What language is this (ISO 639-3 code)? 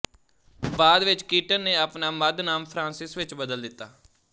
pan